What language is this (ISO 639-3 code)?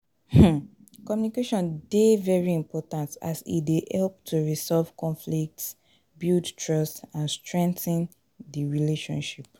pcm